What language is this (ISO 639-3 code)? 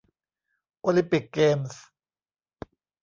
tha